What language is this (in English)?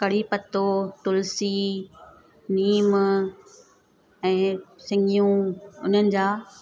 Sindhi